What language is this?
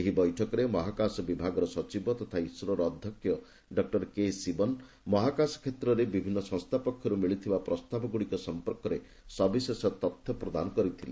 Odia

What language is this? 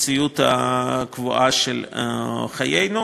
Hebrew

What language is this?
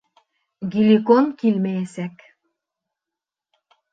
Bashkir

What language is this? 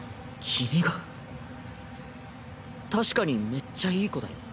Japanese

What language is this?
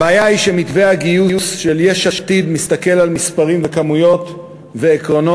Hebrew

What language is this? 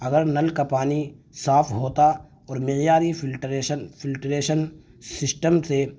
Urdu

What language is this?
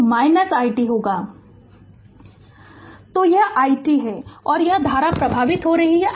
Hindi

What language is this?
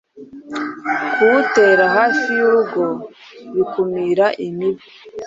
Kinyarwanda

